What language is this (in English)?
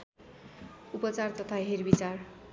Nepali